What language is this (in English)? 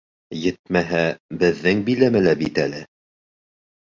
Bashkir